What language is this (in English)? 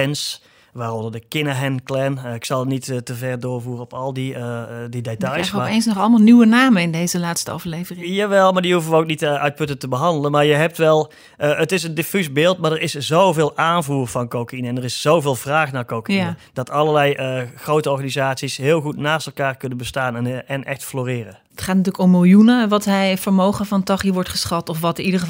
Dutch